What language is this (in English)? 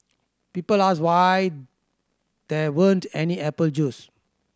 English